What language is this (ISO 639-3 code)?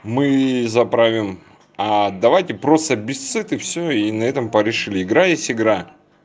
rus